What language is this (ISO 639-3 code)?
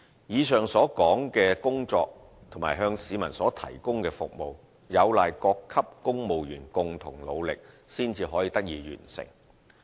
yue